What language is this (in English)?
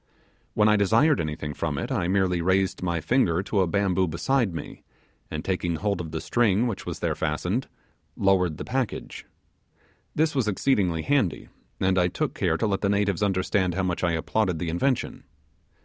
English